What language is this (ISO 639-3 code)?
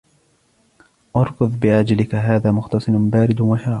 ara